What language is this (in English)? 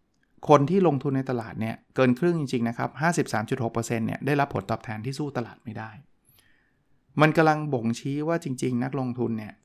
Thai